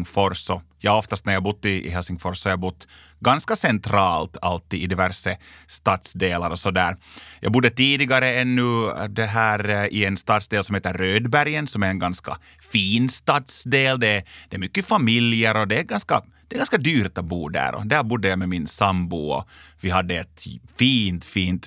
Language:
Swedish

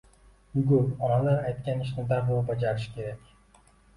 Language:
Uzbek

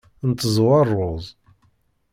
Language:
Kabyle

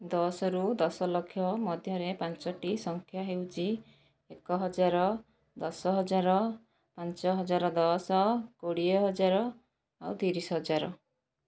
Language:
Odia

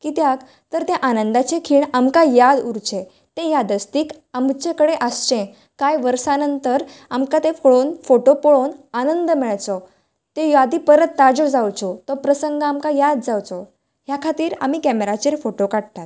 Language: Konkani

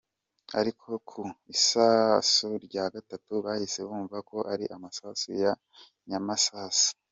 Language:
Kinyarwanda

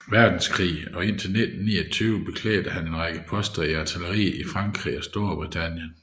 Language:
Danish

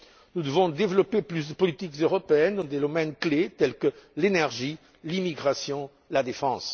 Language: French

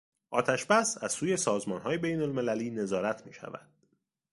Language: Persian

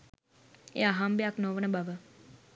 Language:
Sinhala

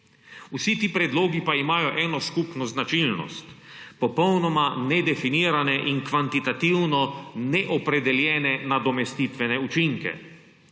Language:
Slovenian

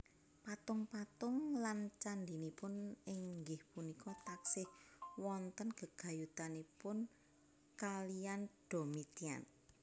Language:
Javanese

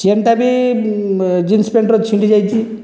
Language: Odia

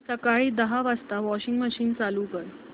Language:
Marathi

